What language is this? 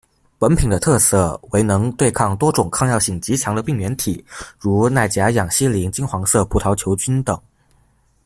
Chinese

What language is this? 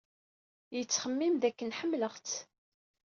Kabyle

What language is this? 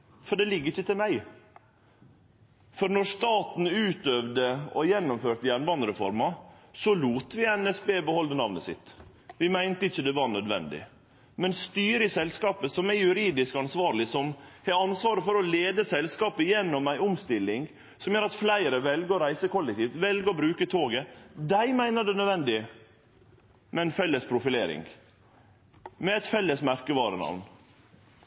Norwegian Nynorsk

